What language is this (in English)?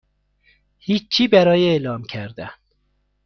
Persian